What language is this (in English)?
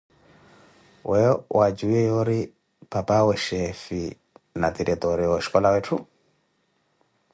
Koti